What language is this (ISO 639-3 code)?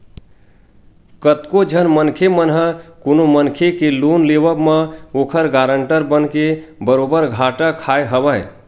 hne